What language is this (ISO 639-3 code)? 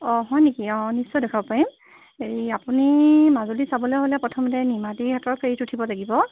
asm